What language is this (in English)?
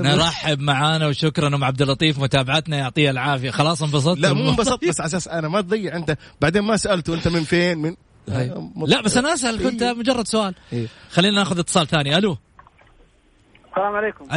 Arabic